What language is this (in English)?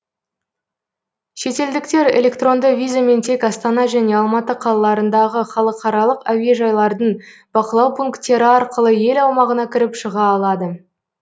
Kazakh